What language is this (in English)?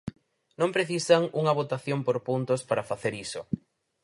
Galician